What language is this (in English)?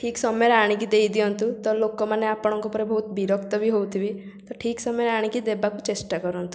Odia